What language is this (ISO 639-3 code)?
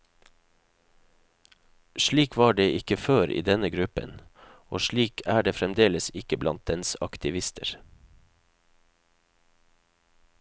nor